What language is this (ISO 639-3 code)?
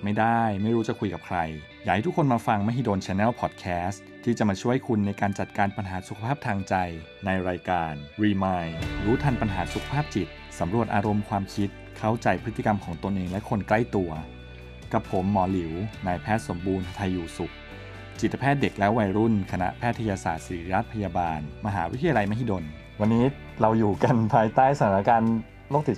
tha